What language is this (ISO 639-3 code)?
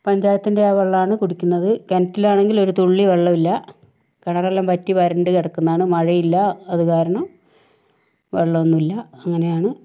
mal